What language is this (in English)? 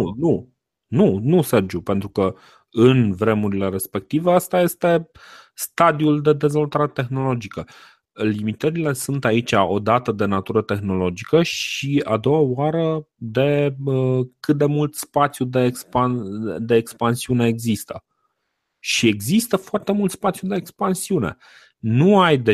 Romanian